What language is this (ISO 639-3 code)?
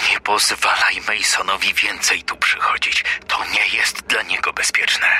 pol